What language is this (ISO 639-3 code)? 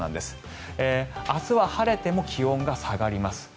jpn